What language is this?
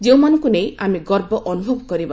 Odia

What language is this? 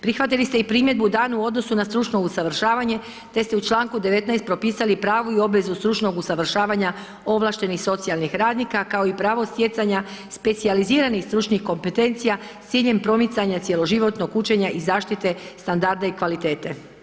Croatian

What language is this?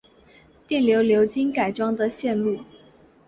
Chinese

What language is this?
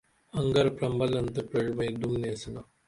Dameli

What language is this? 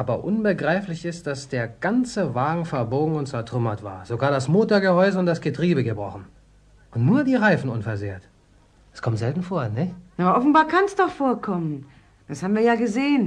German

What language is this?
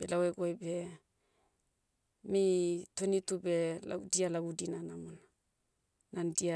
Motu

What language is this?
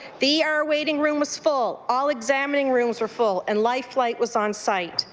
English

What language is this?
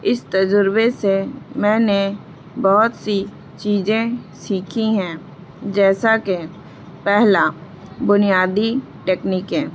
Urdu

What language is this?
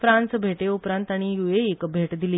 Konkani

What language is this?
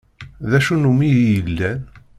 Kabyle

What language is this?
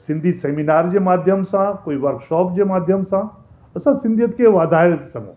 Sindhi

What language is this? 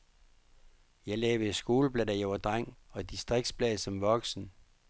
Danish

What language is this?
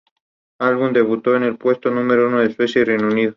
Spanish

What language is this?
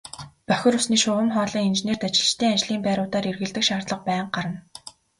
Mongolian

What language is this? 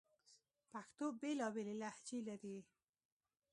Pashto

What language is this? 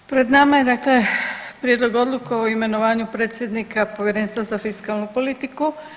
Croatian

